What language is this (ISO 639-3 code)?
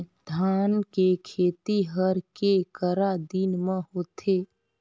hne